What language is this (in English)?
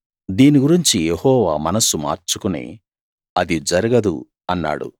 Telugu